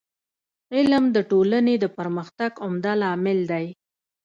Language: Pashto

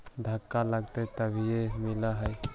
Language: Magahi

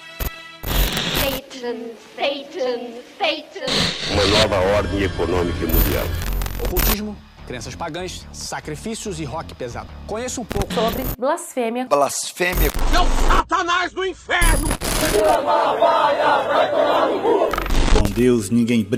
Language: Portuguese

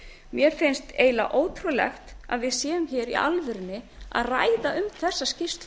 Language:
Icelandic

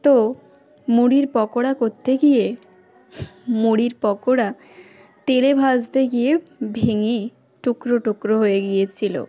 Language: Bangla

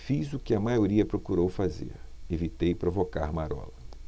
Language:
Portuguese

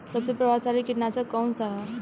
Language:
Bhojpuri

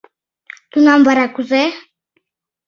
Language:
Mari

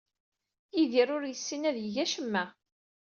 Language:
Kabyle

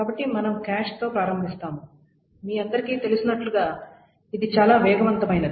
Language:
Telugu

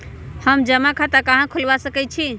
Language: Magahi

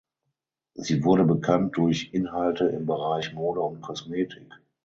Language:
German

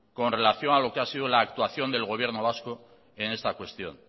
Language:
Spanish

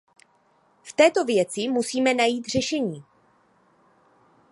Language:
Czech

